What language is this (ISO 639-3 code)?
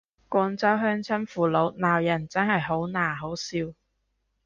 yue